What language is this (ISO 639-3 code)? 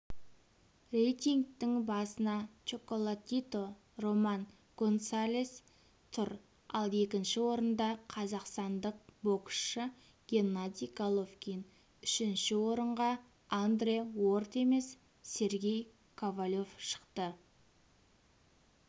kaz